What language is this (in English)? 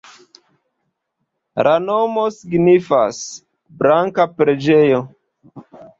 Esperanto